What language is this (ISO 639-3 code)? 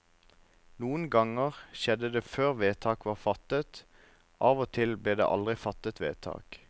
nor